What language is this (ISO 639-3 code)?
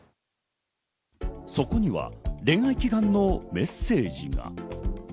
jpn